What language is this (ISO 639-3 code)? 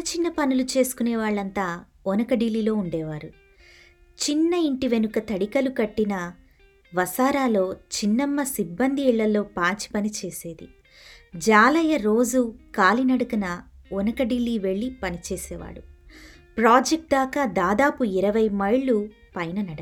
tel